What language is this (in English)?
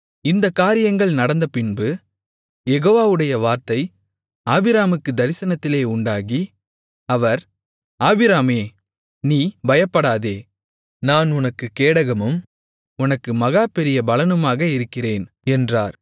Tamil